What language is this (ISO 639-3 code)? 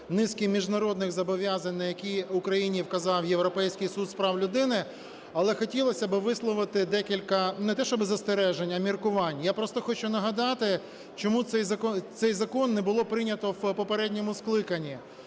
ukr